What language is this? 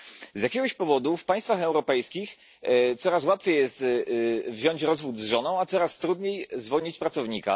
Polish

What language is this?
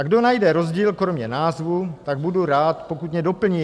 Czech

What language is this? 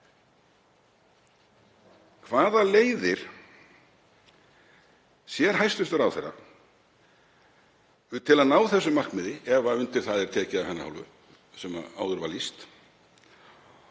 Icelandic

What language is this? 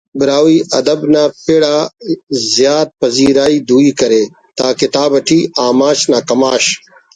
Brahui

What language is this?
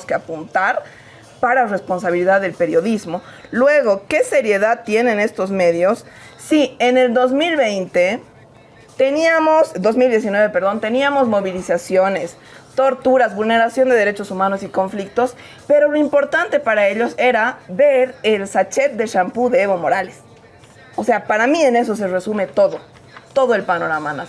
Spanish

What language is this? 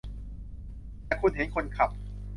Thai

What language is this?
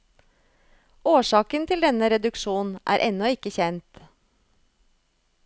Norwegian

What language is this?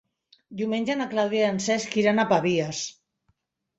Catalan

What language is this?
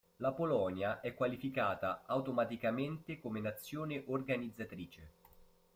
Italian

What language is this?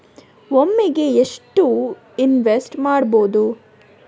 Kannada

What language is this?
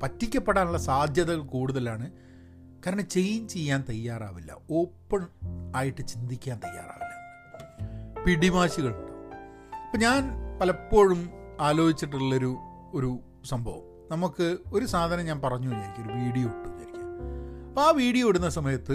Malayalam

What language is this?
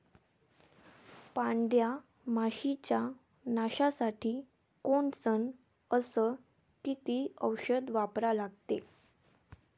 Marathi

